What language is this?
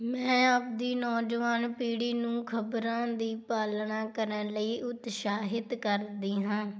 Punjabi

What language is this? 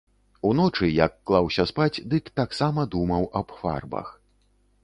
Belarusian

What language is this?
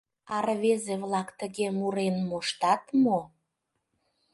Mari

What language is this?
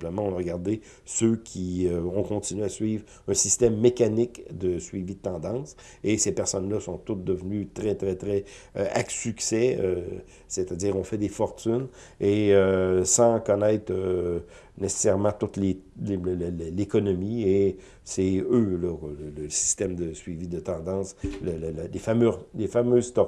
French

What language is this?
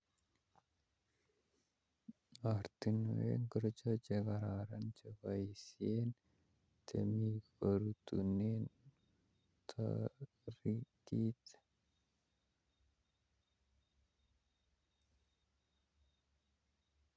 Kalenjin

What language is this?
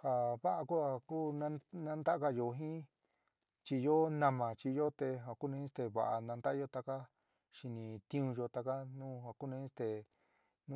San Miguel El Grande Mixtec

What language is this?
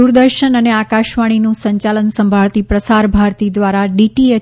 Gujarati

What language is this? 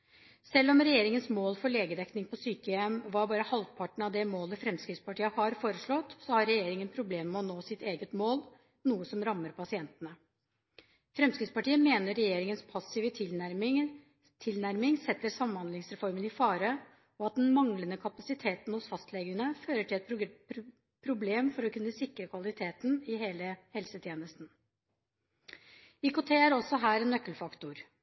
Norwegian Bokmål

